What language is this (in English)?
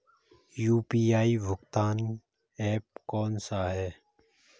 Hindi